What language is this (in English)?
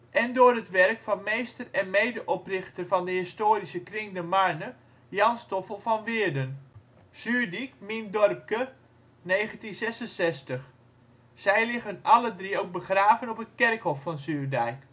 Dutch